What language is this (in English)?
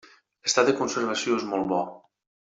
Catalan